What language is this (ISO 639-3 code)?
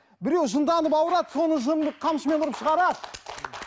kaz